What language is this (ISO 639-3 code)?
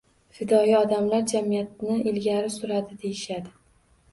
uzb